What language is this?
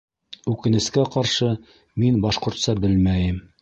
Bashkir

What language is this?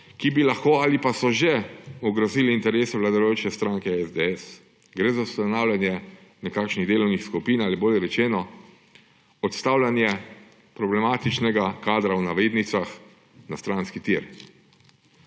Slovenian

